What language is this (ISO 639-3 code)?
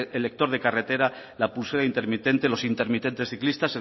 spa